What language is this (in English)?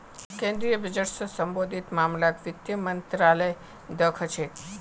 Magahi